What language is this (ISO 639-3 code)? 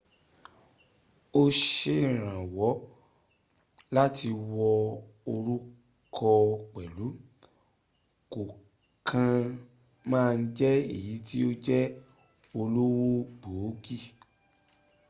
yor